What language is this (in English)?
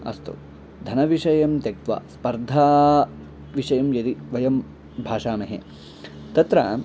Sanskrit